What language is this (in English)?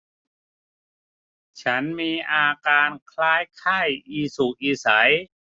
Thai